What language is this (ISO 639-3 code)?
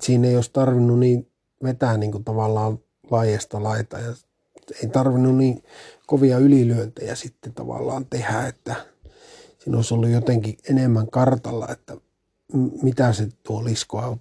fin